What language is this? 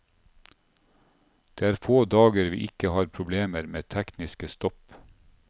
Norwegian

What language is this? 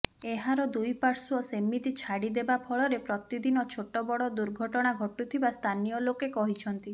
Odia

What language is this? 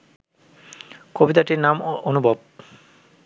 Bangla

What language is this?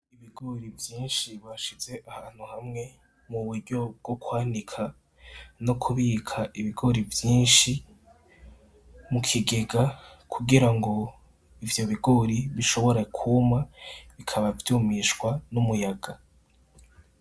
Rundi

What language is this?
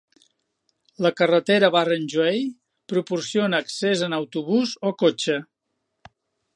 Catalan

